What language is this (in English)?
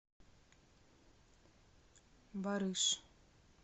Russian